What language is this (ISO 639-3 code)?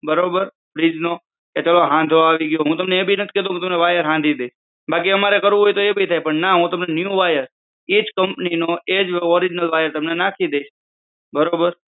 guj